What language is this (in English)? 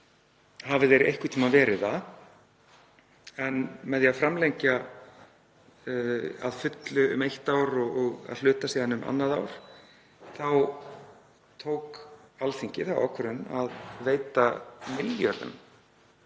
Icelandic